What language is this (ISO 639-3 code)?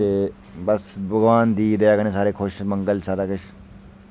doi